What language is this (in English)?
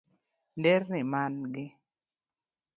Luo (Kenya and Tanzania)